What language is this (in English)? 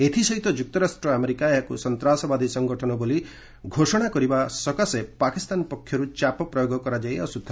Odia